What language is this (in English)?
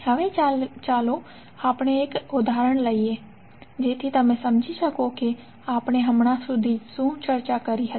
Gujarati